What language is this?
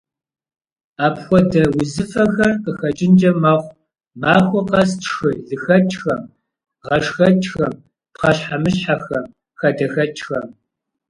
Kabardian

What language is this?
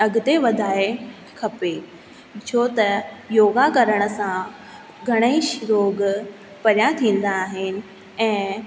Sindhi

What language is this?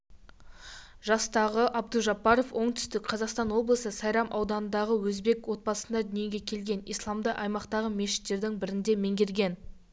Kazakh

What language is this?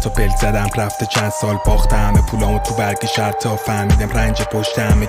Persian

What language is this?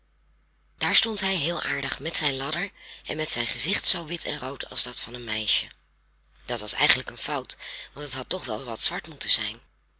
Dutch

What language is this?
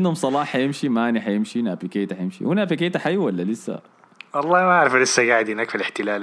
Arabic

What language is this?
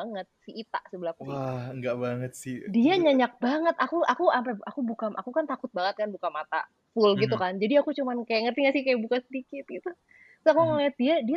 Indonesian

